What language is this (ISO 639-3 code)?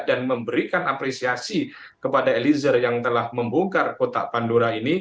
ind